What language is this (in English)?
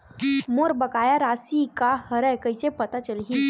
Chhattisgarhi